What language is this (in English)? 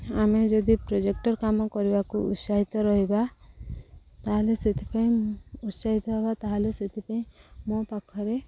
Odia